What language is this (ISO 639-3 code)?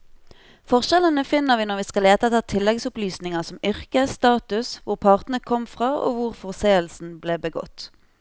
nor